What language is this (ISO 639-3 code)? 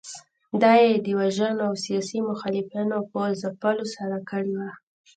pus